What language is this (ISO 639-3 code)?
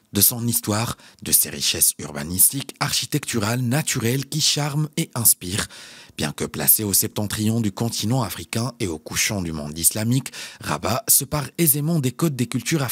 fra